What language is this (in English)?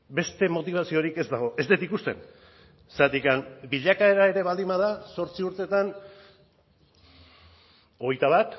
Basque